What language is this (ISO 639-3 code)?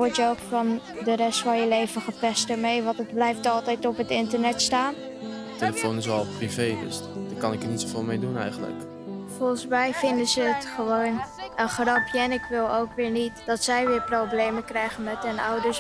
nld